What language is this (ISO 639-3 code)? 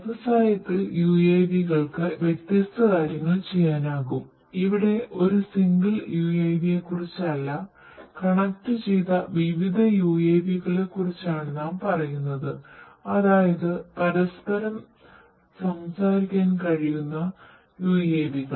mal